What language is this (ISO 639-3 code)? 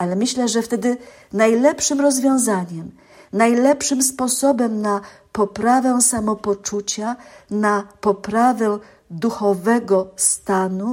pol